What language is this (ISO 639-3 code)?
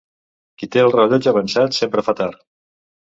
cat